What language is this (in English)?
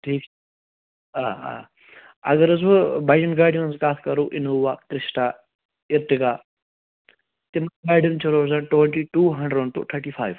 Kashmiri